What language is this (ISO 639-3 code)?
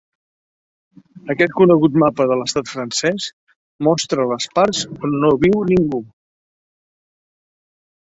cat